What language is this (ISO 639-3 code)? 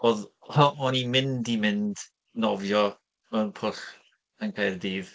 cym